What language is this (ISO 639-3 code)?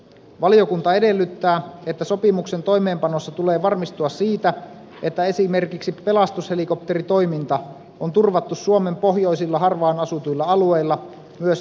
fin